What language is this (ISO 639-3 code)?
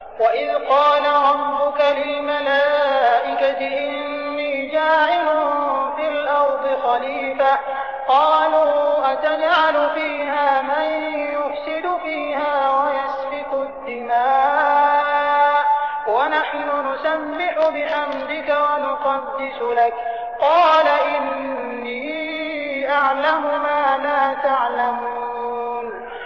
ara